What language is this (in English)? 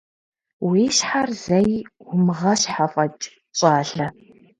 Kabardian